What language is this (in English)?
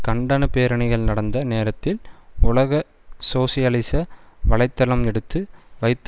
Tamil